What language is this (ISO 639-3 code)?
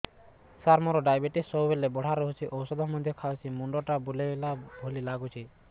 ori